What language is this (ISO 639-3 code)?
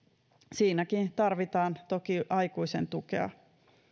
fin